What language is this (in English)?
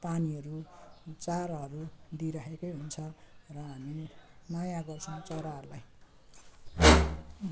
Nepali